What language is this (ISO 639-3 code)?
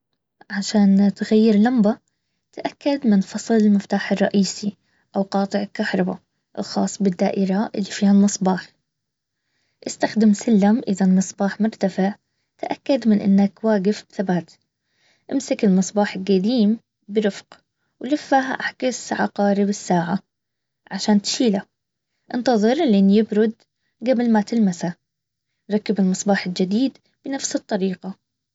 abv